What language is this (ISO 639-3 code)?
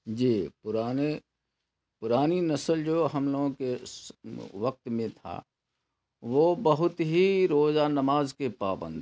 urd